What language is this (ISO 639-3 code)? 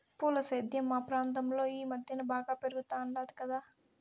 tel